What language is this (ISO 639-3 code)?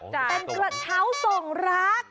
tha